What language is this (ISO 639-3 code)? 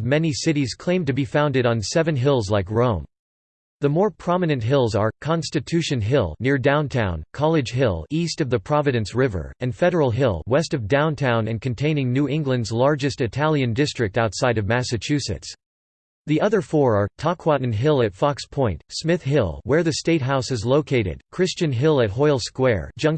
eng